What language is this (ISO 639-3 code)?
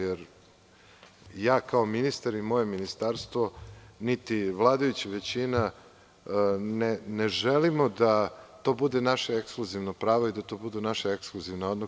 srp